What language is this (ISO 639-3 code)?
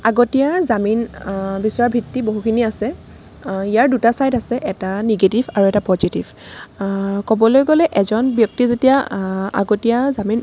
asm